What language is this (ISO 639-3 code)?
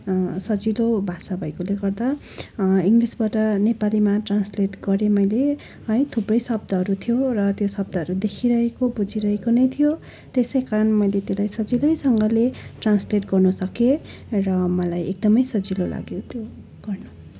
nep